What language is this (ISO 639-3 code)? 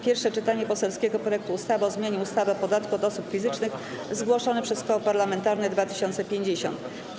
pol